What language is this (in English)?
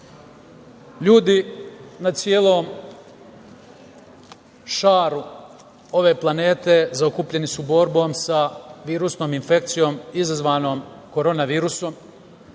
Serbian